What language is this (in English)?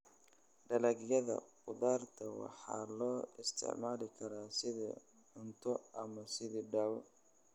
Somali